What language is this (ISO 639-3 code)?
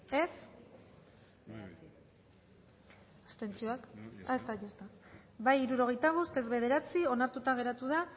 eus